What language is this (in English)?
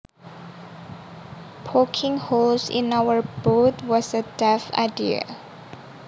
Javanese